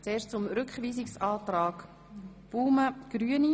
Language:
Swiss German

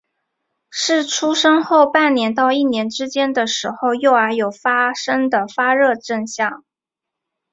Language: Chinese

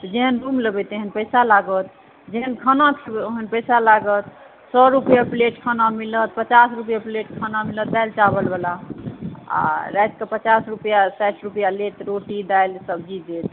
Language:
Maithili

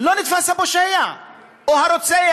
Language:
Hebrew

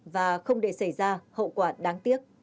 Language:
Vietnamese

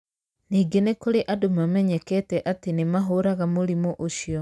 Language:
Kikuyu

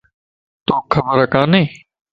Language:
Lasi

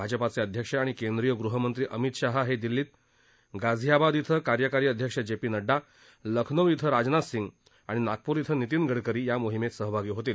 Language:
Marathi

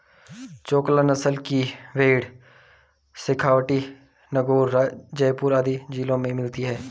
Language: Hindi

